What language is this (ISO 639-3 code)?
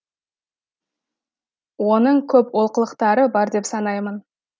kaz